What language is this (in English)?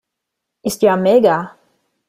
German